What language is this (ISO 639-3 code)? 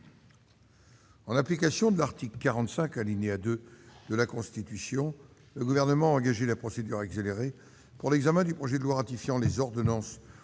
fra